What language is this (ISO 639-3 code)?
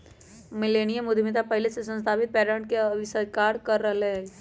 mag